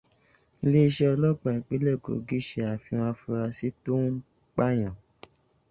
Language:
Yoruba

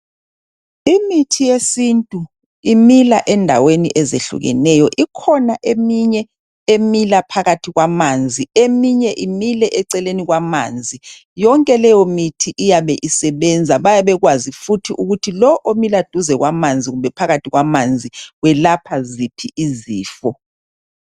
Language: North Ndebele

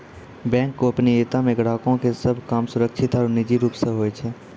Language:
Maithili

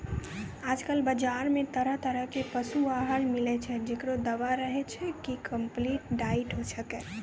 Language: Maithili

